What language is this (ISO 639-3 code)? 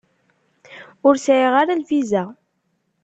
kab